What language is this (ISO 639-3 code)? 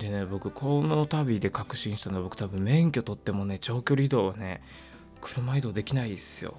jpn